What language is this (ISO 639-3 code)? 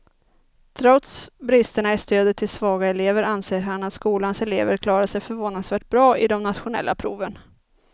swe